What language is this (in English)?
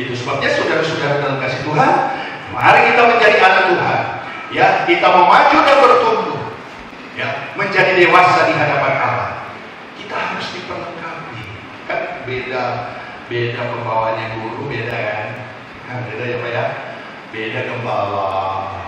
Indonesian